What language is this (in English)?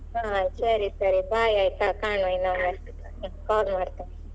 Kannada